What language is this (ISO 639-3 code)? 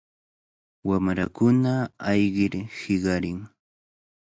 qvl